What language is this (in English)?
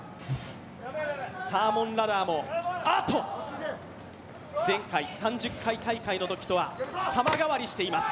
Japanese